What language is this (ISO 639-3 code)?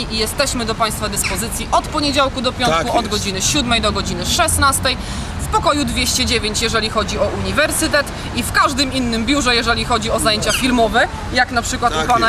pol